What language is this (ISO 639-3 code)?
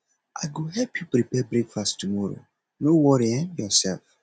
pcm